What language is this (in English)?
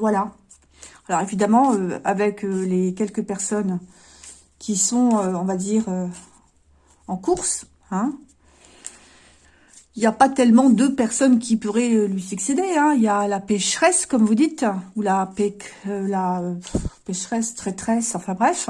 French